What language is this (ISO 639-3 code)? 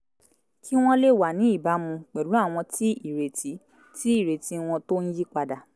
yor